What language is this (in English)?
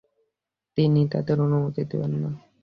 Bangla